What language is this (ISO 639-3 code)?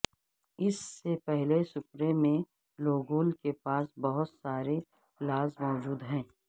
urd